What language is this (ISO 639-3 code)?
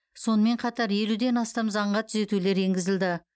kaz